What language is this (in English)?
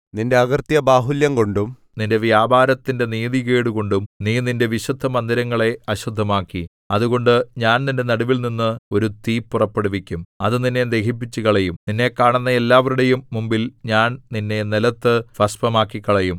Malayalam